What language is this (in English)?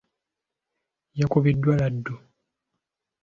Ganda